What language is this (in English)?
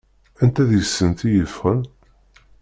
Kabyle